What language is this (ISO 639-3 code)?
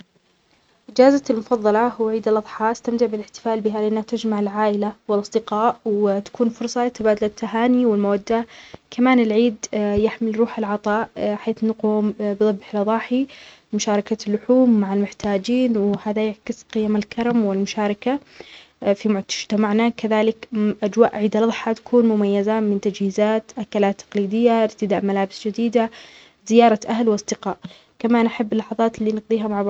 acx